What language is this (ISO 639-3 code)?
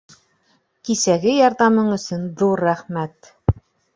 bak